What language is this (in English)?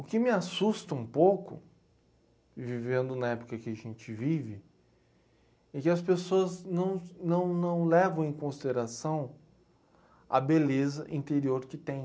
Portuguese